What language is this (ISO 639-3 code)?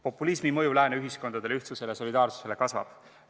est